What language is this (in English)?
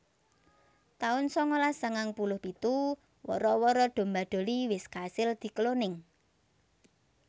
Javanese